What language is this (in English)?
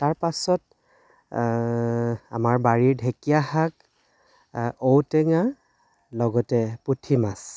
Assamese